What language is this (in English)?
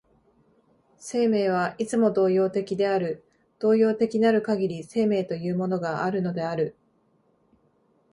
Japanese